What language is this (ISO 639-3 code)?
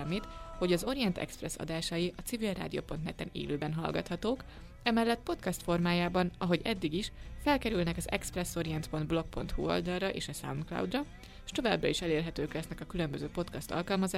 hun